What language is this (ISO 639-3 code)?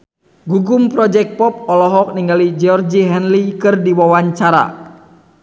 sun